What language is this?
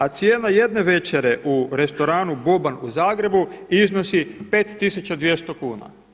Croatian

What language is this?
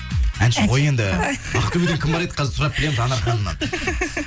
Kazakh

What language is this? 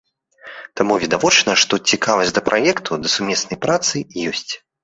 Belarusian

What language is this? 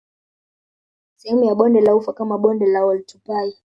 Swahili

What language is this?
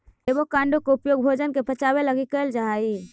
Magahi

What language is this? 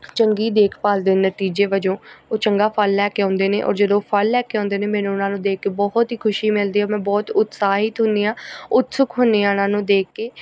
Punjabi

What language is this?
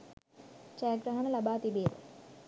Sinhala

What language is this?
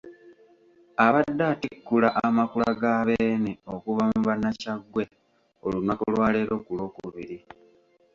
Ganda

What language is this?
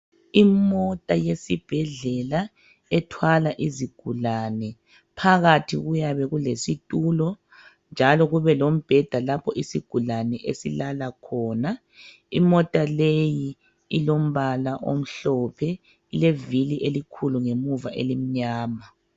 North Ndebele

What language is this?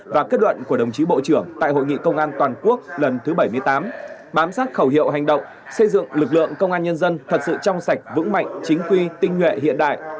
Vietnamese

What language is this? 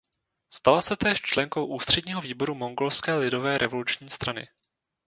Czech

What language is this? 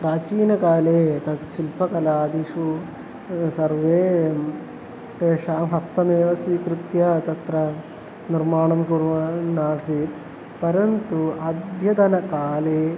Sanskrit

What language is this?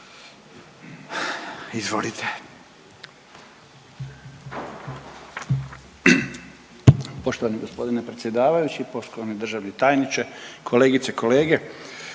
Croatian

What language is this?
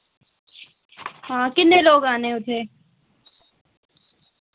Dogri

